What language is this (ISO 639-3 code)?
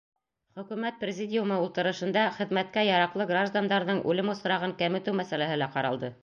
bak